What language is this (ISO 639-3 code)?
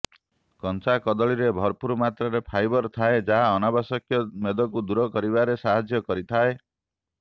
ori